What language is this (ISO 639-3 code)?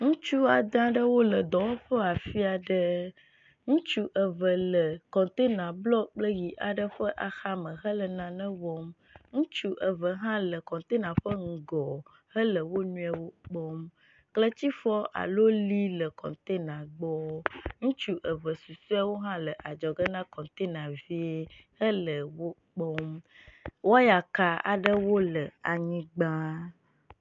ewe